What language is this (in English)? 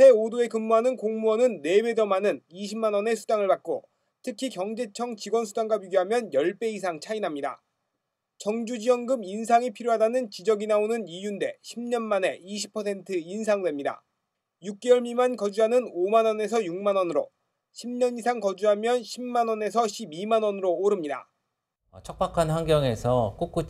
Korean